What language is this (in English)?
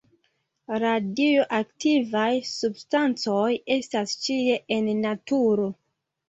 Esperanto